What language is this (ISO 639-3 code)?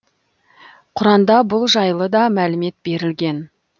kaz